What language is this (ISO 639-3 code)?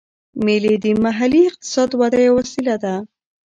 pus